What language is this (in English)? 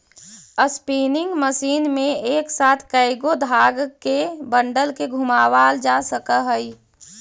Magahi